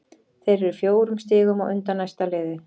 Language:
Icelandic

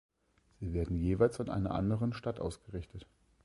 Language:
German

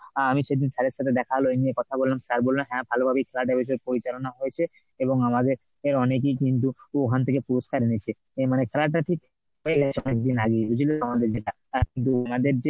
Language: Bangla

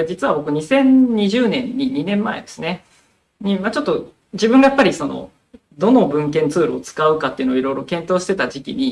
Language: Japanese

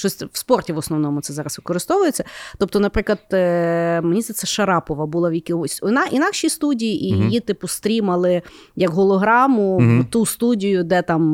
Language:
Ukrainian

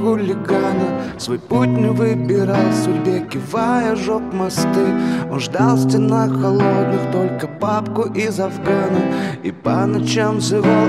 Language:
Russian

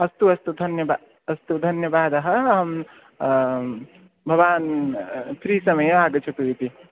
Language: Sanskrit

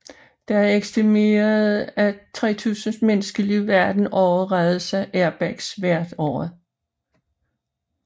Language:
Danish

